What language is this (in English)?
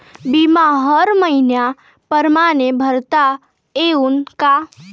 Marathi